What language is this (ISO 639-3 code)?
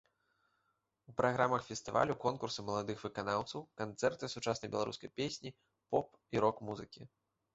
bel